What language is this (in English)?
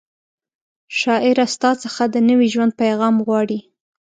Pashto